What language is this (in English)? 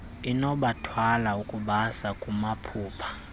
Xhosa